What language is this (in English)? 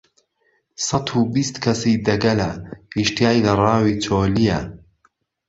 Central Kurdish